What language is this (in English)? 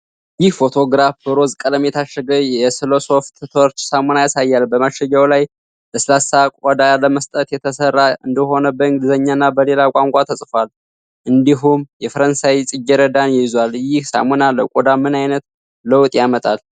Amharic